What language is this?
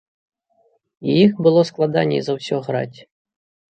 Belarusian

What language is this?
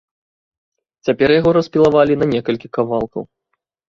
Belarusian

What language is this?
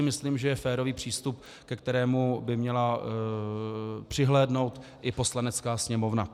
Czech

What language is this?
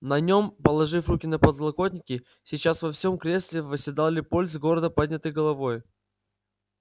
Russian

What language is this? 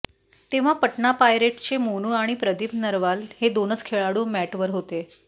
Marathi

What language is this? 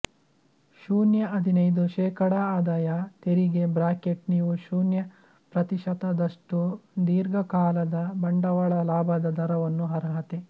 Kannada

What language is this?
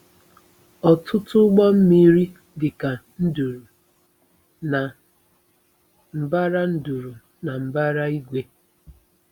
Igbo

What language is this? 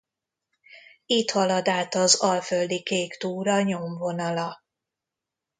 Hungarian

